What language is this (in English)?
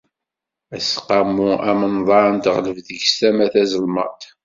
Kabyle